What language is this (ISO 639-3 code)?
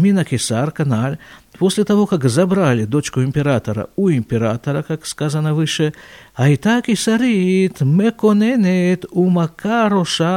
rus